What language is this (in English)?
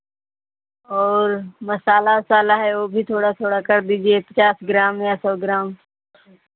Hindi